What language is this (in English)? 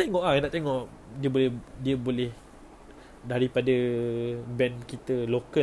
Malay